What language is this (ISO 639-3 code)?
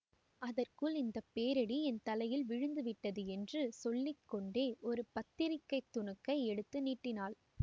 tam